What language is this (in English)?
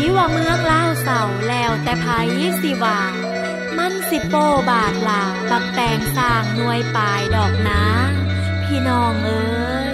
Thai